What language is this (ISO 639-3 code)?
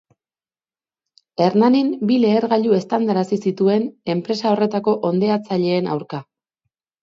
eus